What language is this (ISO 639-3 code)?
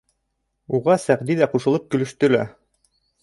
bak